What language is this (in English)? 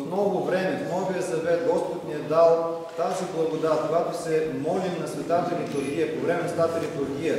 Bulgarian